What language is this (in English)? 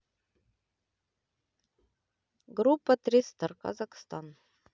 Russian